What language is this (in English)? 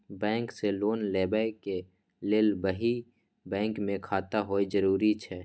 Maithili